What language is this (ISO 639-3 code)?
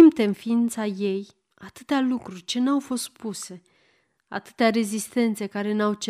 ron